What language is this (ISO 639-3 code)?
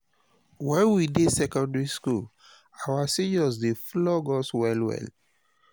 pcm